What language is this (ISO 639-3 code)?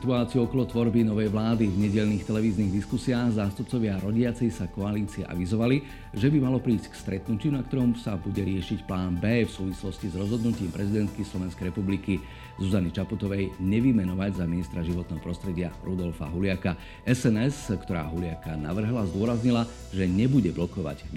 slk